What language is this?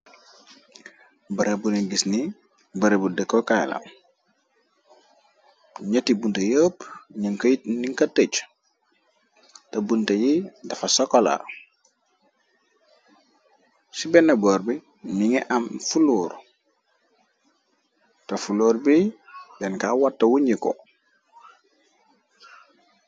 Wolof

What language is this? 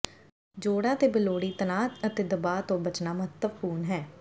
Punjabi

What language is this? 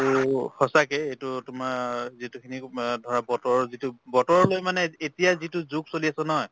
Assamese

